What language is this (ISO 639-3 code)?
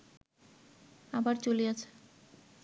ben